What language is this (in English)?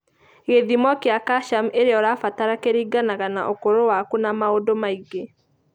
Kikuyu